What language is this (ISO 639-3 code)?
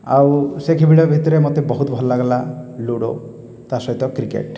ori